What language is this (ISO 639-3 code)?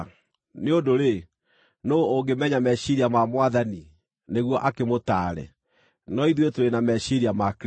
kik